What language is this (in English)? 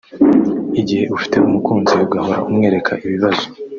Kinyarwanda